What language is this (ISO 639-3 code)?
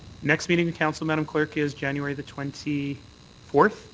eng